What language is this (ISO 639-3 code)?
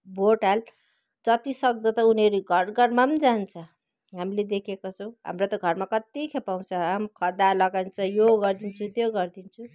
nep